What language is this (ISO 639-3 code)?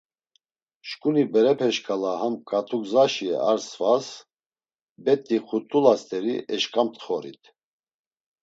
lzz